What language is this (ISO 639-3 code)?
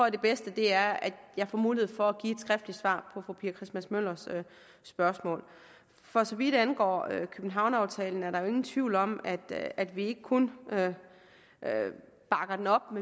dan